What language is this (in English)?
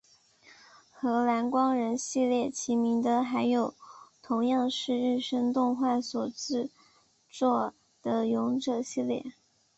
Chinese